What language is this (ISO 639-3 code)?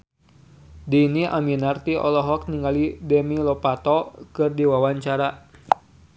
sun